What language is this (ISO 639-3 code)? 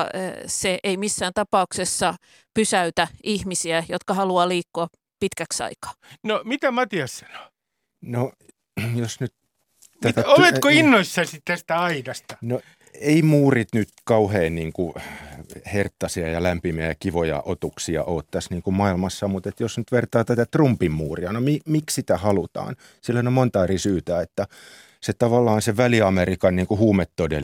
fin